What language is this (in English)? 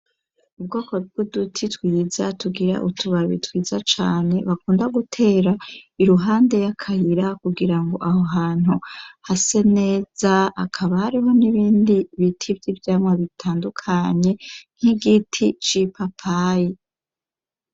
Rundi